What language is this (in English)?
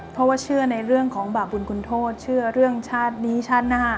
Thai